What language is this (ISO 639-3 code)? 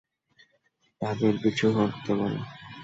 ben